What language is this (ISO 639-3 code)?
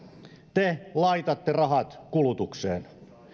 fin